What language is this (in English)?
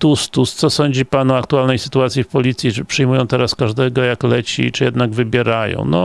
Polish